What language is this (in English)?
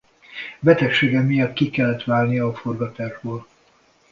Hungarian